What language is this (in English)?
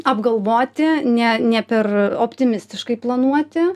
Lithuanian